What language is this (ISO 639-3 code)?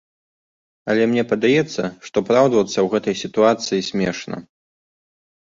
bel